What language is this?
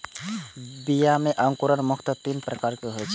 Maithili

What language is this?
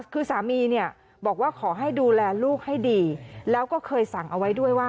Thai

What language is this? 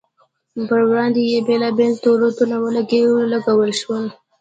Pashto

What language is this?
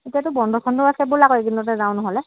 Assamese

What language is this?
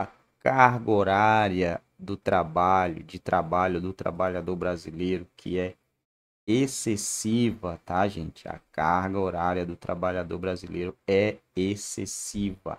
Portuguese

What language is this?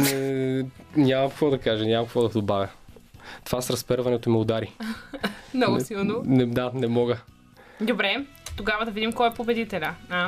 Bulgarian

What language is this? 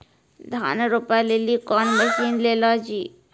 Maithili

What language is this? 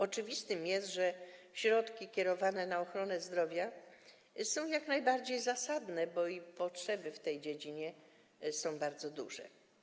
Polish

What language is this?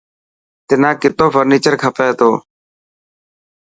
Dhatki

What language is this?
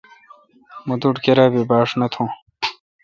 Kalkoti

